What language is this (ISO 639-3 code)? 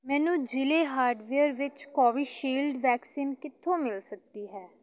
pan